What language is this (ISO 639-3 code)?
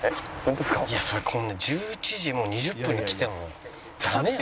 jpn